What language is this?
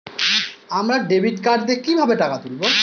Bangla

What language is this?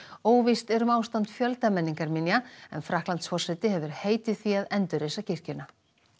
Icelandic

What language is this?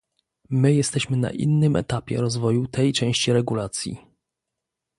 Polish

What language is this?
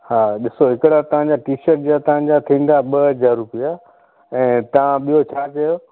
Sindhi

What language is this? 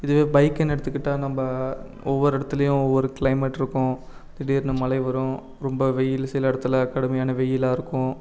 Tamil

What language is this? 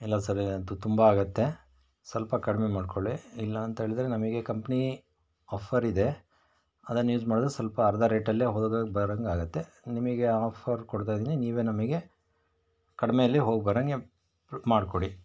Kannada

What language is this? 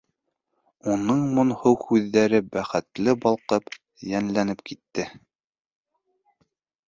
Bashkir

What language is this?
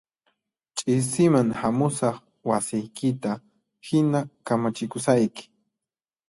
Puno Quechua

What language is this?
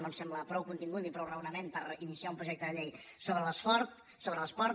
Catalan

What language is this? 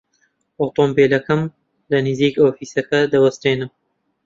Central Kurdish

